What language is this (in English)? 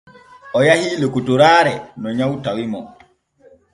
Borgu Fulfulde